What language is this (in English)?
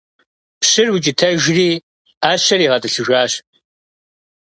Kabardian